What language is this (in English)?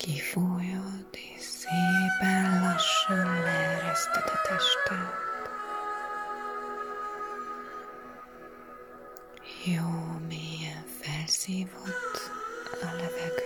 Hungarian